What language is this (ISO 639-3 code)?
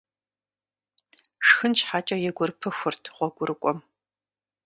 kbd